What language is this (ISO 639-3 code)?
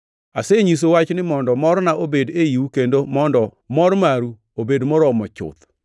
luo